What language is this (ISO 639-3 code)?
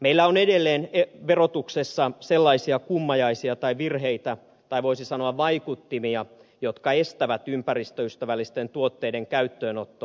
fin